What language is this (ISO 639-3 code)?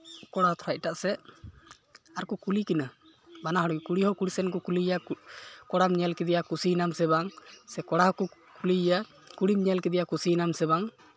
sat